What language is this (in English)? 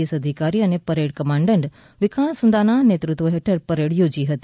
Gujarati